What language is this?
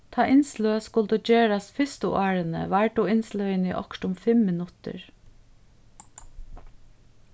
Faroese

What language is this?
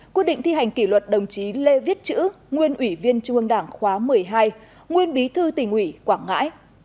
Vietnamese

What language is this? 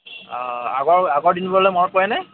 Assamese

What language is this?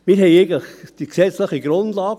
Swiss German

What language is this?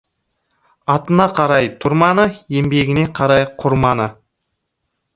Kazakh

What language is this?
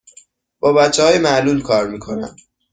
Persian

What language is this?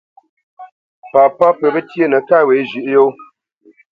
Bamenyam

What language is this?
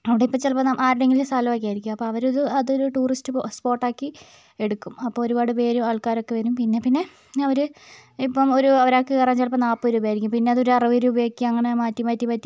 Malayalam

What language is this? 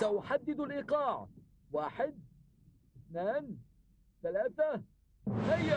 Arabic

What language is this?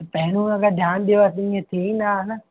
Sindhi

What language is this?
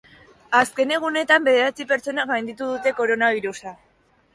Basque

